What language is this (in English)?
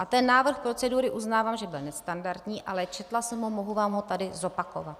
Czech